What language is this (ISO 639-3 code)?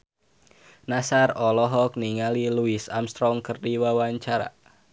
sun